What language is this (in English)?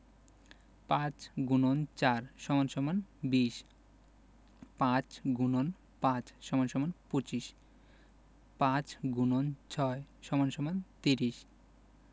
Bangla